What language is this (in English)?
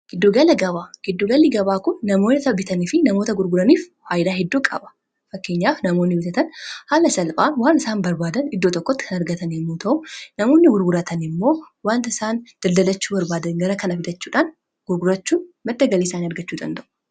Oromo